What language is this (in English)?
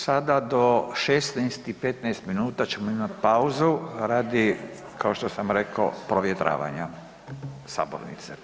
Croatian